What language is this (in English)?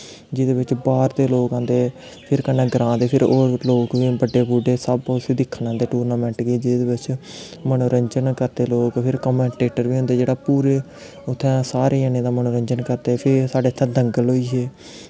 Dogri